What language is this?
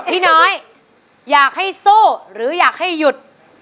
Thai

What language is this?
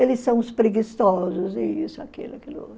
Portuguese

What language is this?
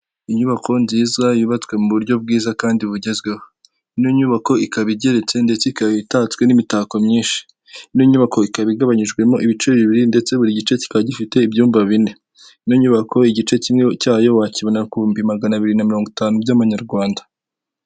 Kinyarwanda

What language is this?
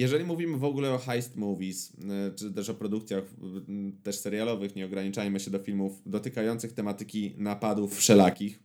Polish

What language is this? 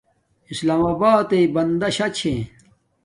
Domaaki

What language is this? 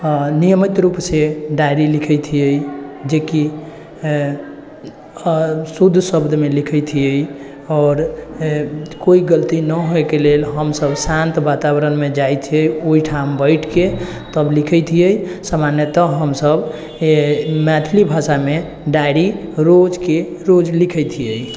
Maithili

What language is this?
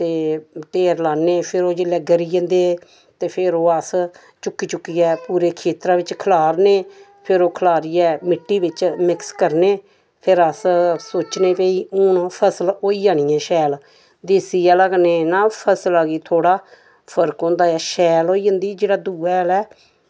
Dogri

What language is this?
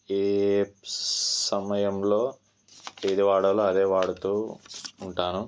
Telugu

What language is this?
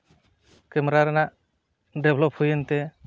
Santali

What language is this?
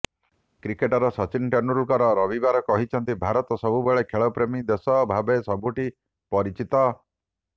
Odia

